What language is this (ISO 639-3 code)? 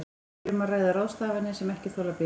isl